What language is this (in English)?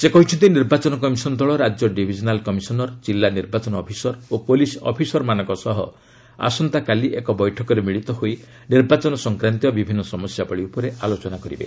Odia